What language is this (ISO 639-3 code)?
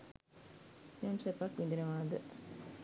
sin